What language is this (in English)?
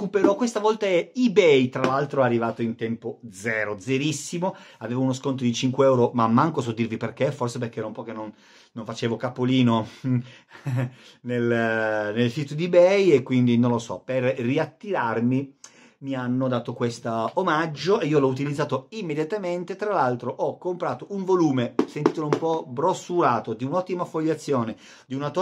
Italian